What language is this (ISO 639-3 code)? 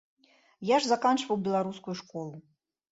bel